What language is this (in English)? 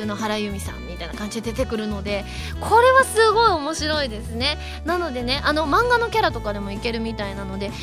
Japanese